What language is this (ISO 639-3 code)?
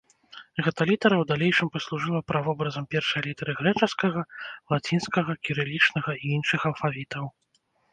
bel